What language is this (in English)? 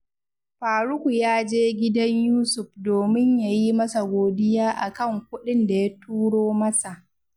Hausa